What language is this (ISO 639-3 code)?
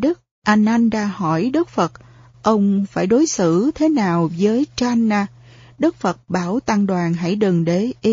vie